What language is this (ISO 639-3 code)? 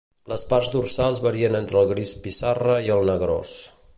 cat